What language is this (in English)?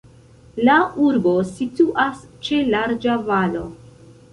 Esperanto